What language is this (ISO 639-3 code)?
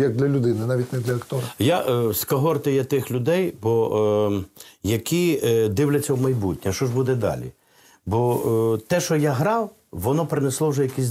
ukr